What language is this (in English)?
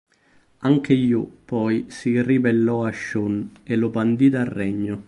Italian